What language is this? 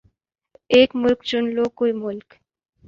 Urdu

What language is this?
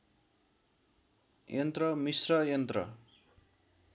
Nepali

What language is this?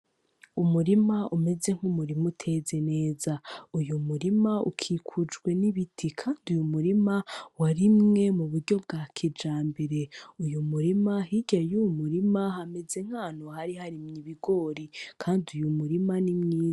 Rundi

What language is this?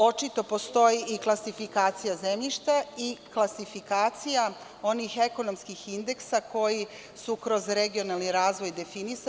Serbian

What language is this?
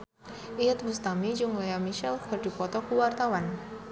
Sundanese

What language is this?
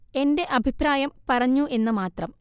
Malayalam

